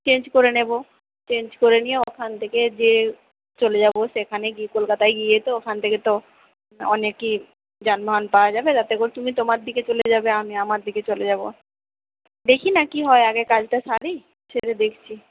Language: Bangla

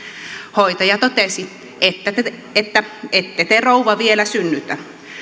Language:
Finnish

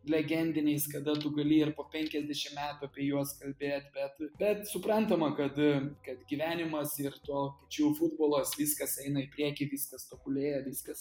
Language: Lithuanian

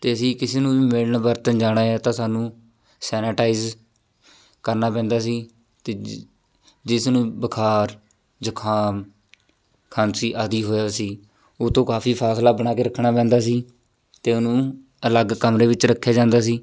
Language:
Punjabi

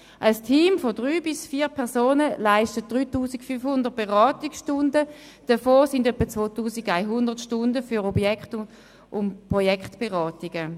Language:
Swiss German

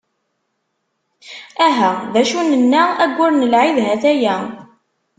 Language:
Kabyle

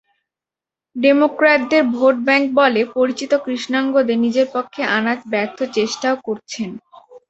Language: Bangla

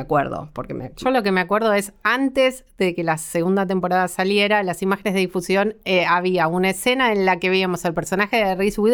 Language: Spanish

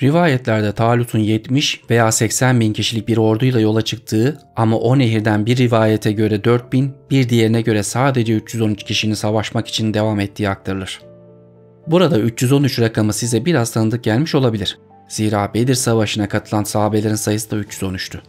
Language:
Turkish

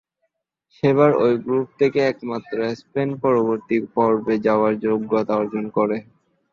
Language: Bangla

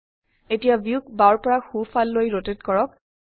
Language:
Assamese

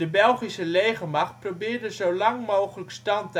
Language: Dutch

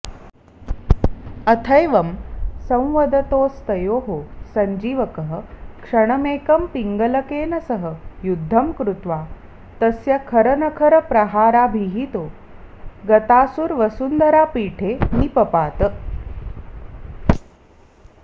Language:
Sanskrit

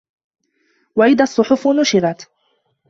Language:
Arabic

